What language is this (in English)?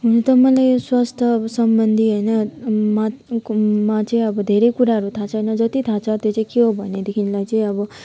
Nepali